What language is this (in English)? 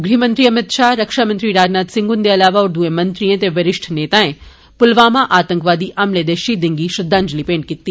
Dogri